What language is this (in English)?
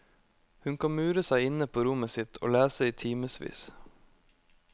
Norwegian